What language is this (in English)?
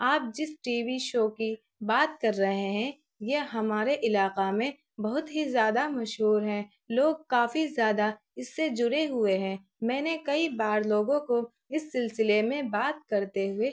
Urdu